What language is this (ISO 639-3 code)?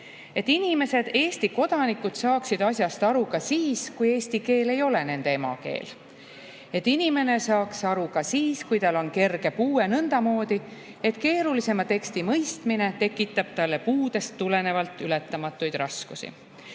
est